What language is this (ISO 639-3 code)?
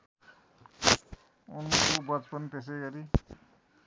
nep